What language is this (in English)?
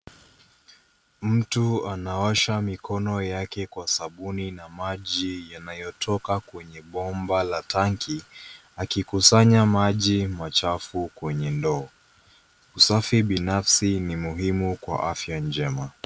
Swahili